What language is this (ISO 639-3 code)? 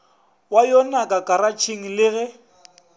nso